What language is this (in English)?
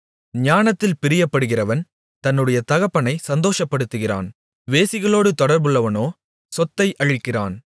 Tamil